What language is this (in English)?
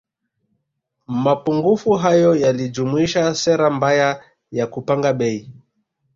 Swahili